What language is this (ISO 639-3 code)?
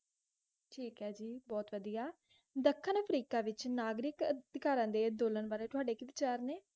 pan